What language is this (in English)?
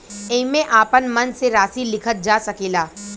Bhojpuri